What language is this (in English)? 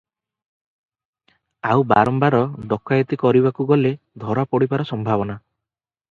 Odia